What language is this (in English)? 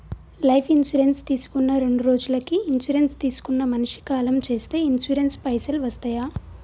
Telugu